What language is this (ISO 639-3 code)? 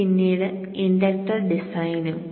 mal